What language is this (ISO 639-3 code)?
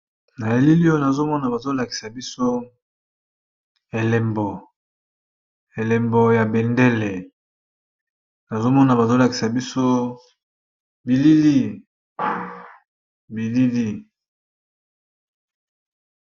lin